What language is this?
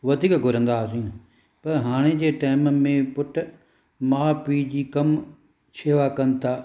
Sindhi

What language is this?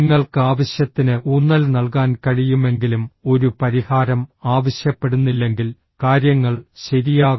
Malayalam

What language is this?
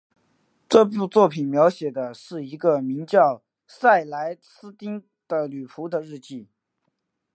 Chinese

